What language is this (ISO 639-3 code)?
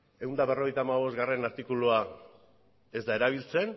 eus